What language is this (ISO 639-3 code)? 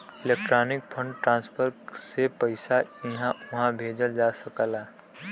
bho